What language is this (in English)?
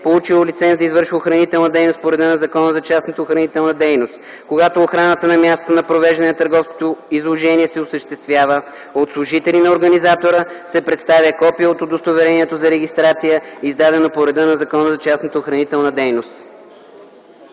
Bulgarian